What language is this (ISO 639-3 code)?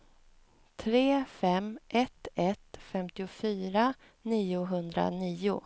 swe